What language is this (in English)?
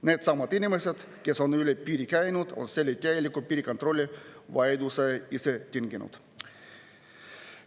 Estonian